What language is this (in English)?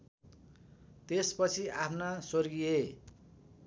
Nepali